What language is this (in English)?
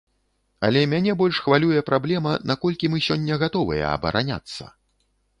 Belarusian